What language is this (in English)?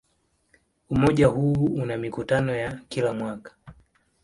Swahili